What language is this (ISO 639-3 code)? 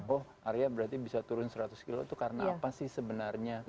ind